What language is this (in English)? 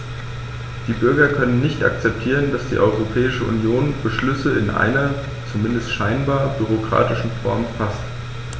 German